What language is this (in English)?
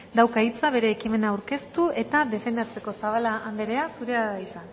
Basque